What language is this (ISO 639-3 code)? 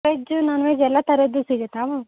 kan